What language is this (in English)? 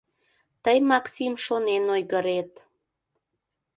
Mari